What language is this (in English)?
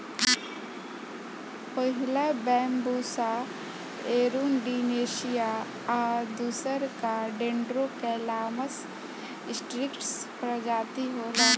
Bhojpuri